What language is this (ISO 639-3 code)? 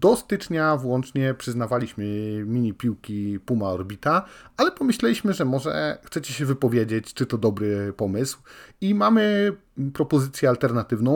pol